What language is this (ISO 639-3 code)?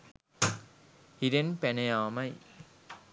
sin